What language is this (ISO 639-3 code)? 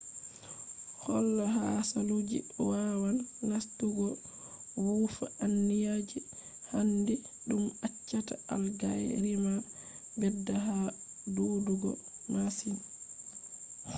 ful